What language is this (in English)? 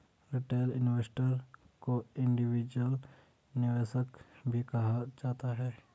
Hindi